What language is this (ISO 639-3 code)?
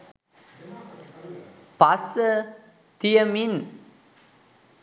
sin